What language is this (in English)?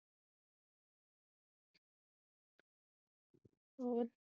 Punjabi